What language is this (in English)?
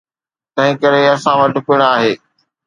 Sindhi